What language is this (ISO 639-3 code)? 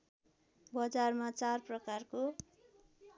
nep